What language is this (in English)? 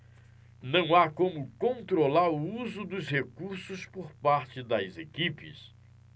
Portuguese